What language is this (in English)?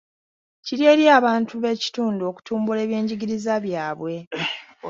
Ganda